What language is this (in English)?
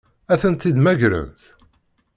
Kabyle